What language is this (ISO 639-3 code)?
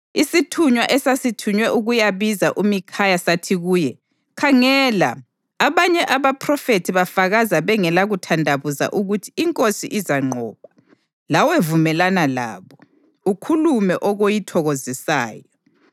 nde